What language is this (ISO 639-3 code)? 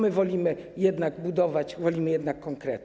pol